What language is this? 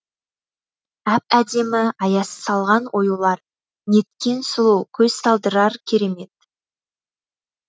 Kazakh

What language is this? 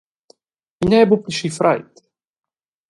Romansh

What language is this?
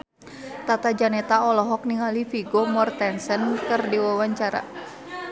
Sundanese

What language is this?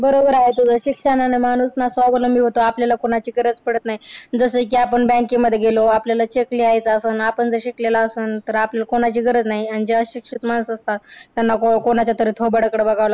Marathi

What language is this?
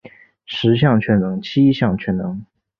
Chinese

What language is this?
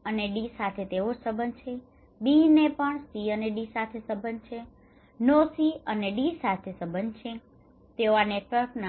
Gujarati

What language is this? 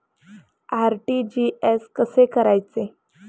Marathi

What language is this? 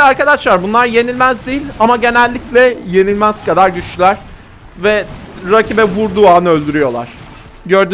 Turkish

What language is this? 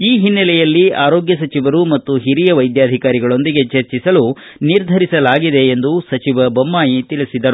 Kannada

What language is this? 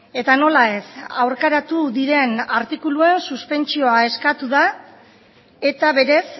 Basque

